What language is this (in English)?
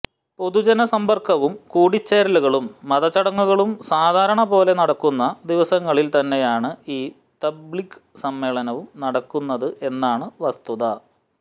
Malayalam